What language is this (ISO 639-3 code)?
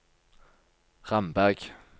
nor